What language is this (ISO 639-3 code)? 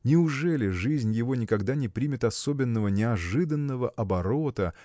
rus